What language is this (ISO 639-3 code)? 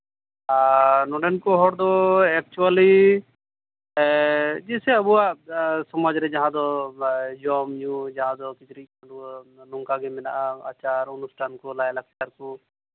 sat